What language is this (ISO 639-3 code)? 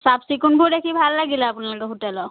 asm